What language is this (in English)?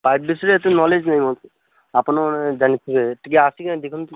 Odia